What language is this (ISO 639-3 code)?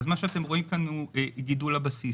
heb